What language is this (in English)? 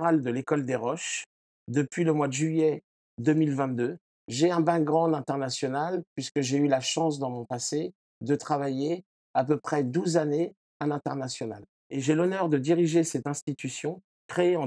French